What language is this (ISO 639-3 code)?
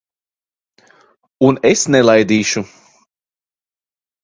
lav